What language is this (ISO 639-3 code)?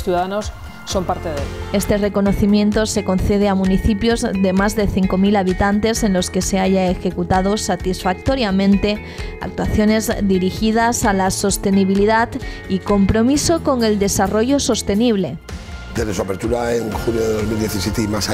spa